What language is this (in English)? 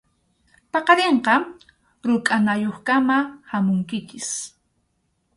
Arequipa-La Unión Quechua